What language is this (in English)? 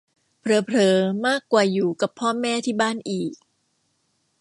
Thai